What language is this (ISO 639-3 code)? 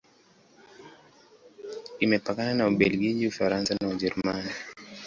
swa